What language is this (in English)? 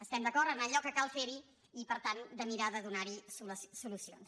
Catalan